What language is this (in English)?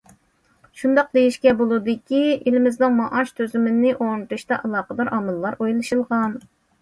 Uyghur